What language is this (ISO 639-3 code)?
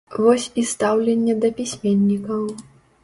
bel